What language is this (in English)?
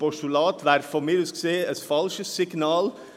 Swiss German